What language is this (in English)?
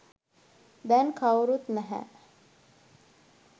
Sinhala